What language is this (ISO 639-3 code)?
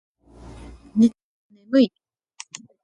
jpn